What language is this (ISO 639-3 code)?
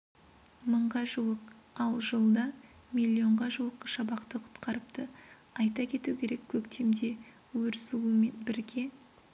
kaz